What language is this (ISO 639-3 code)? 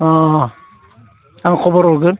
brx